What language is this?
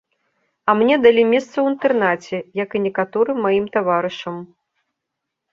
Belarusian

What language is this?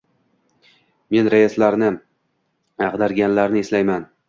Uzbek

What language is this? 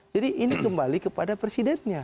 Indonesian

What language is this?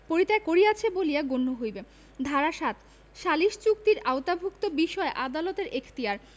Bangla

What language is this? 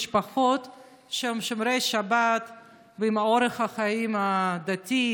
Hebrew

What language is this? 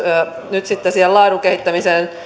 Finnish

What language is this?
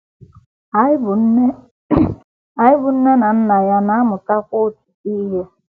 Igbo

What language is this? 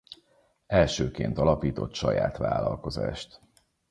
Hungarian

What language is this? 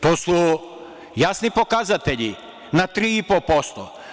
Serbian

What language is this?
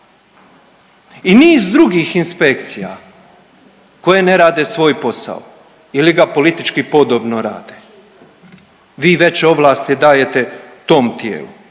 Croatian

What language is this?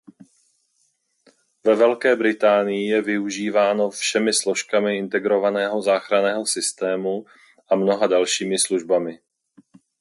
Czech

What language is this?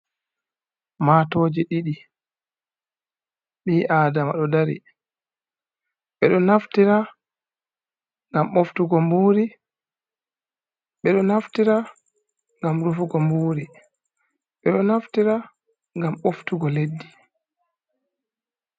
Fula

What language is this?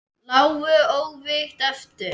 Icelandic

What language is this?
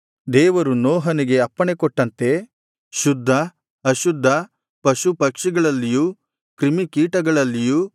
Kannada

